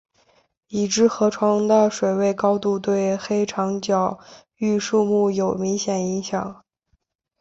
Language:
Chinese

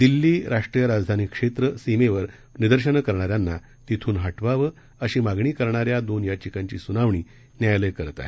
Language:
Marathi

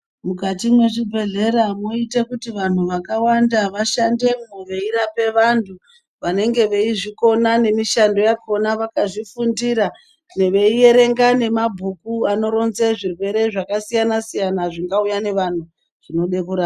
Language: Ndau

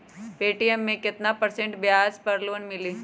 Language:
Magahi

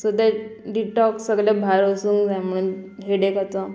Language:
Konkani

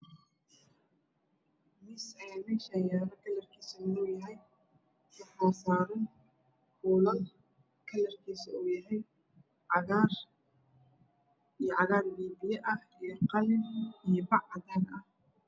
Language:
Somali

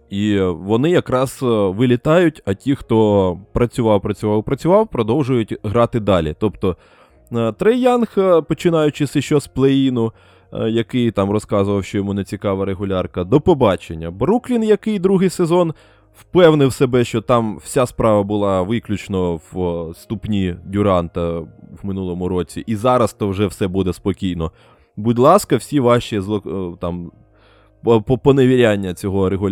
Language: Ukrainian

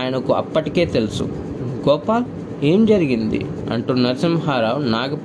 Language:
Telugu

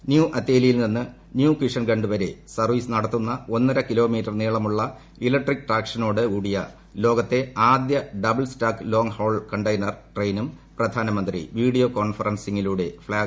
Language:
Malayalam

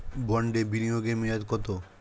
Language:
Bangla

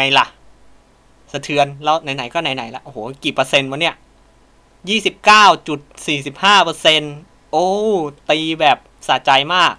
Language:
Thai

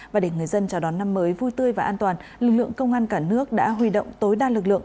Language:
Vietnamese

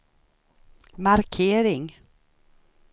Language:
Swedish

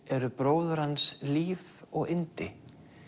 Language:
Icelandic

